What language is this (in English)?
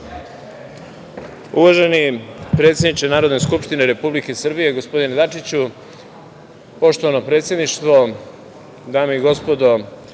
Serbian